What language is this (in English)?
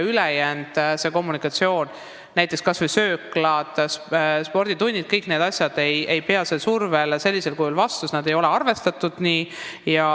Estonian